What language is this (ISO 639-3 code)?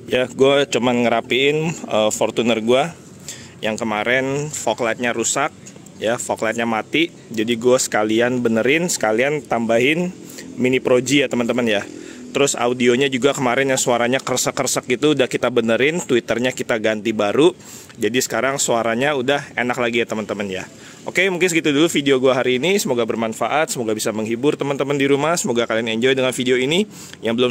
ind